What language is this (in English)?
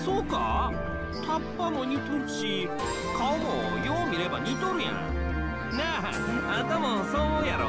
Japanese